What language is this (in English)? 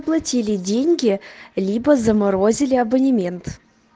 Russian